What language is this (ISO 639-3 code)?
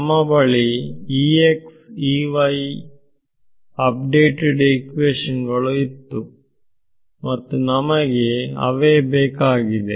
kan